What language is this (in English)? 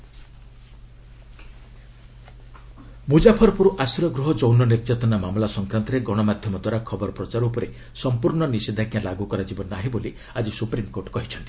Odia